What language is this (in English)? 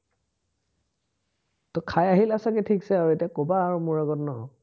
Assamese